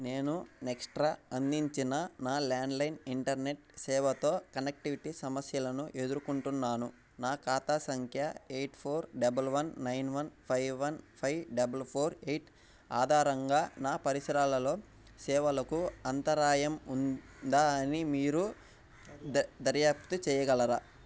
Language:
Telugu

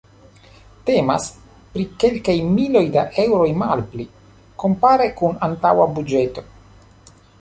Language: Esperanto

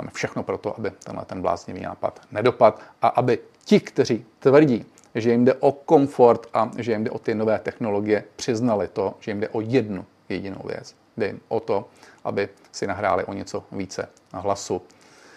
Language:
Czech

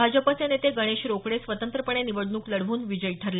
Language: Marathi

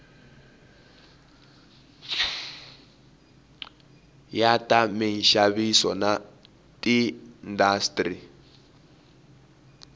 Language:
Tsonga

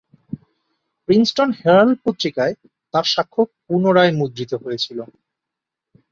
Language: Bangla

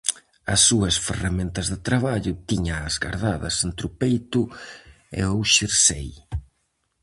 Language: Galician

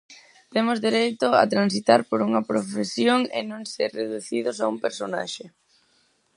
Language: Galician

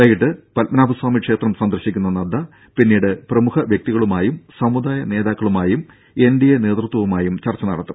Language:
Malayalam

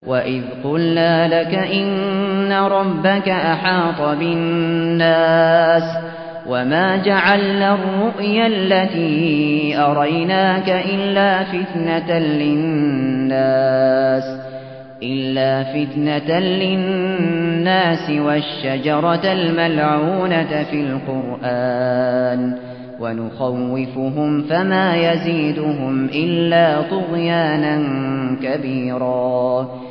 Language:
Arabic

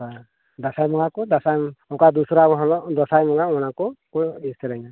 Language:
Santali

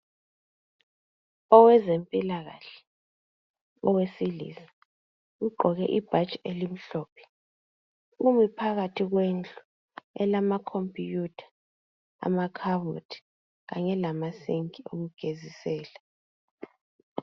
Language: North Ndebele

